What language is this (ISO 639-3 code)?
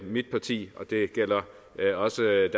dan